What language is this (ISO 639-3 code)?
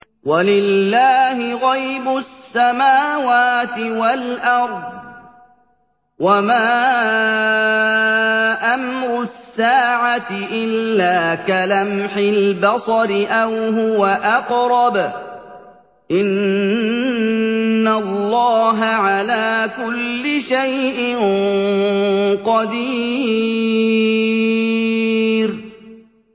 ara